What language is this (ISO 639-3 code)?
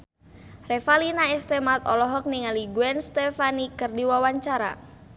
sun